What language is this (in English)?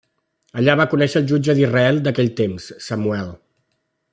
Catalan